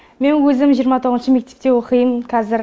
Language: Kazakh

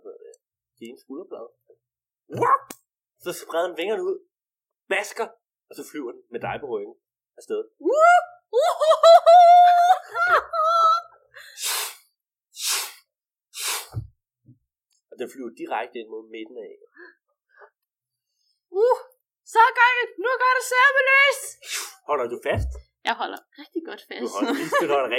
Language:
Danish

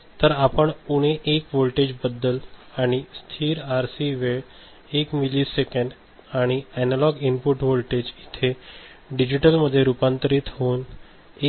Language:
Marathi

